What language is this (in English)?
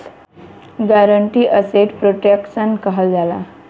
Bhojpuri